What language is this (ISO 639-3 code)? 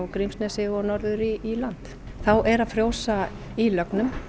isl